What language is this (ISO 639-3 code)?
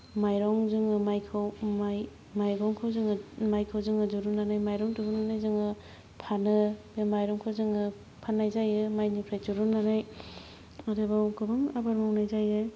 brx